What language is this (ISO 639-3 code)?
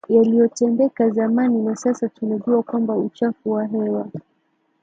swa